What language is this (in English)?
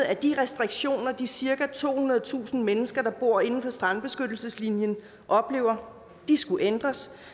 Danish